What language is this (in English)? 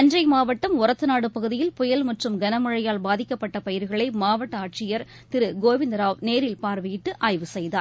Tamil